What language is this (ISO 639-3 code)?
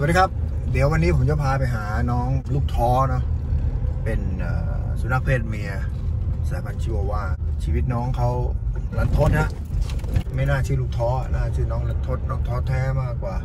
tha